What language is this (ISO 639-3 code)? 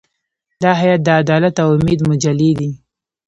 pus